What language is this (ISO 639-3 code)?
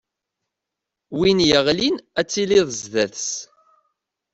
kab